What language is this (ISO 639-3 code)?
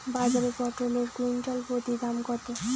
ben